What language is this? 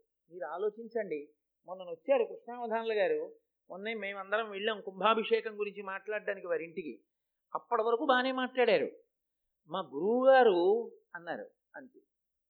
Telugu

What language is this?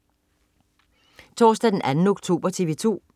Danish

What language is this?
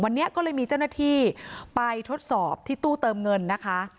Thai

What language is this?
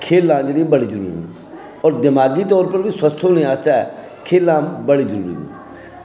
Dogri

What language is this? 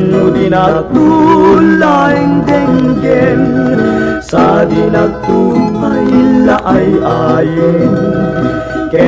Filipino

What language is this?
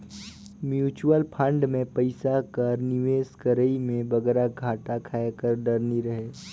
Chhattisgarhi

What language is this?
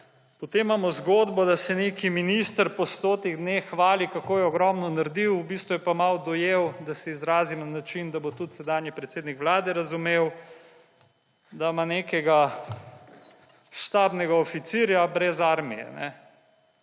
Slovenian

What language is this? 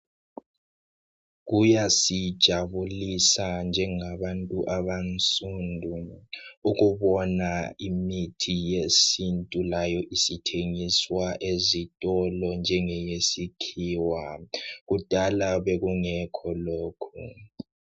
North Ndebele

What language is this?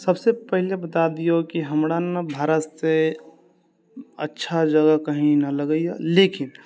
Maithili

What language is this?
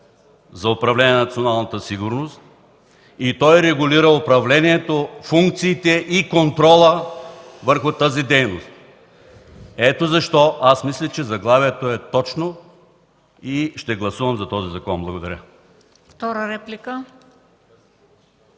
Bulgarian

